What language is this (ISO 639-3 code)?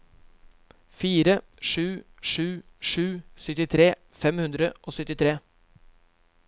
nor